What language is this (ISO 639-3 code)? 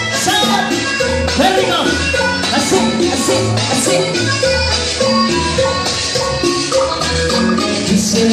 ind